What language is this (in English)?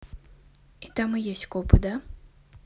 Russian